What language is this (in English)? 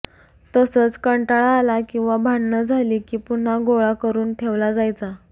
Marathi